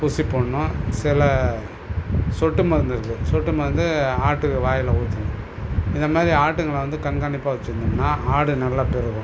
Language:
Tamil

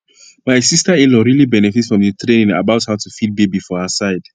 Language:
Nigerian Pidgin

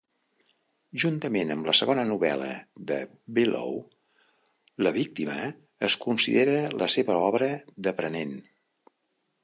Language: Catalan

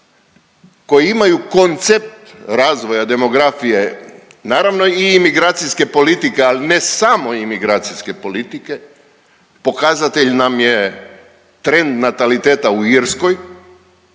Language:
Croatian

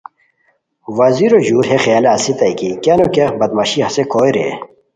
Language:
Khowar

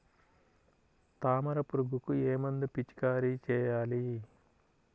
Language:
Telugu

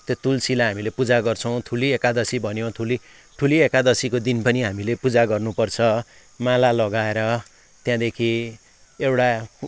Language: Nepali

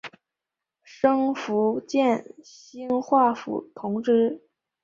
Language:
Chinese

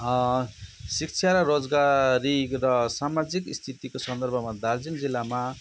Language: Nepali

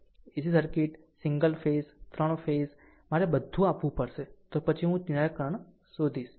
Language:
Gujarati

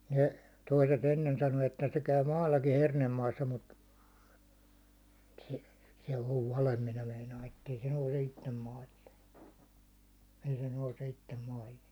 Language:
Finnish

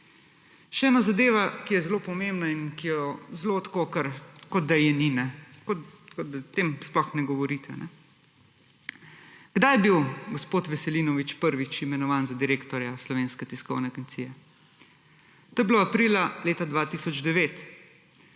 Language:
Slovenian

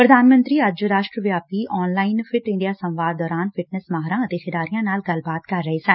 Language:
Punjabi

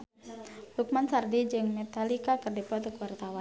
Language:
Sundanese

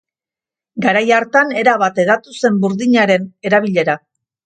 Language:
Basque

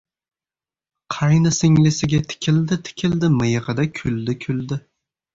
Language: Uzbek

